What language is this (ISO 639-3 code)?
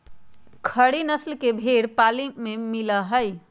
mag